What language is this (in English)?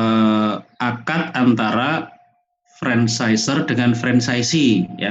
Indonesian